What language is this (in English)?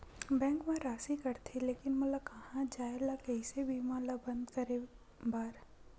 Chhattisgarhi